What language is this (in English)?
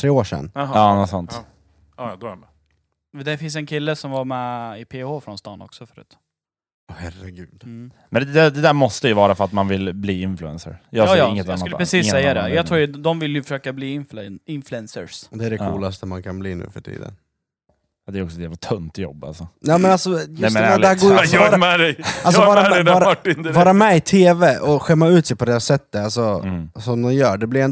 Swedish